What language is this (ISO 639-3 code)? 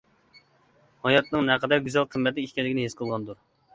uig